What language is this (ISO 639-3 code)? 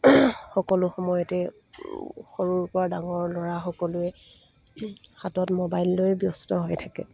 asm